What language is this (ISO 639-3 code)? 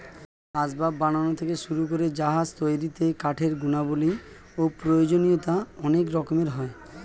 ben